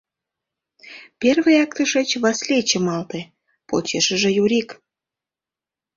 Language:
Mari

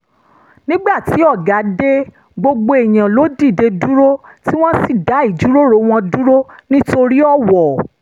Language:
Yoruba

